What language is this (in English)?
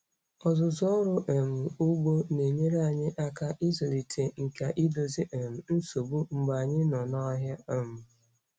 Igbo